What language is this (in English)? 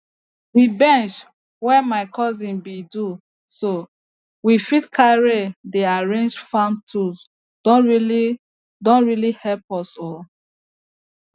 Nigerian Pidgin